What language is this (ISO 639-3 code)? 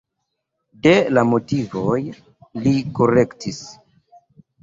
epo